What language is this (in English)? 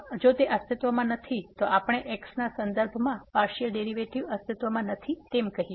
Gujarati